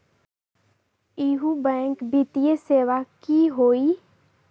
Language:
Magahi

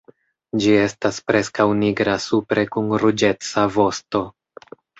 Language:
Esperanto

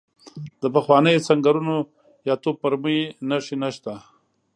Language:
Pashto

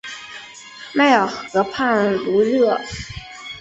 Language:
Chinese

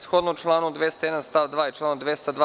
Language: Serbian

